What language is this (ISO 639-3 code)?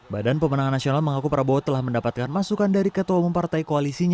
ind